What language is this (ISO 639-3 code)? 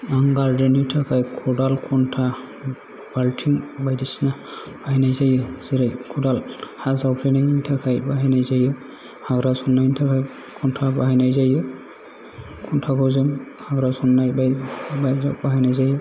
brx